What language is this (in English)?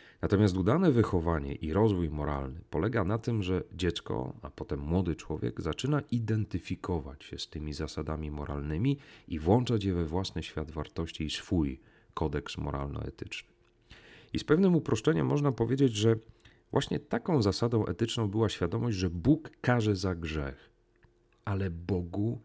Polish